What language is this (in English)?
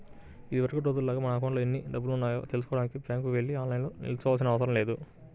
Telugu